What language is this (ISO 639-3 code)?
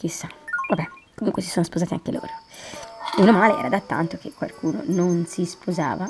ita